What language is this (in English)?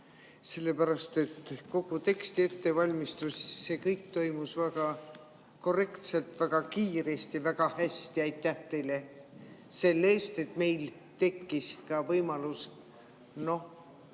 Estonian